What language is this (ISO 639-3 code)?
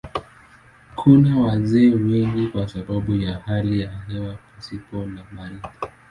swa